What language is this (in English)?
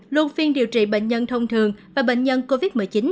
Vietnamese